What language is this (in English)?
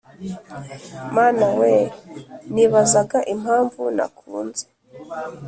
Kinyarwanda